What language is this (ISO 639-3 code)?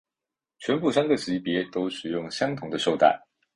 zho